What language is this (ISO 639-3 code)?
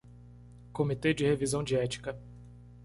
por